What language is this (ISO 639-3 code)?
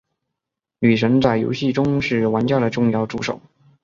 zho